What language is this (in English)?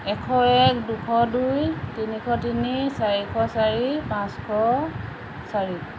Assamese